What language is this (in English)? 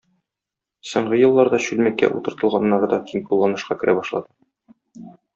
Tatar